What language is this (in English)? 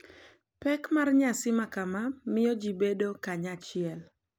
Luo (Kenya and Tanzania)